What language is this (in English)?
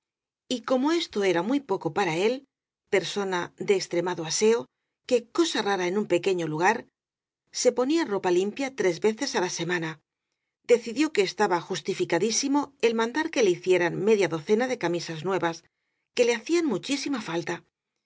Spanish